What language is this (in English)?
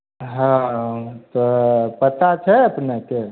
Maithili